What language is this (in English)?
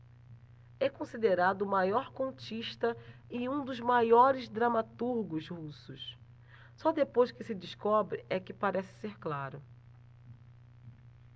Portuguese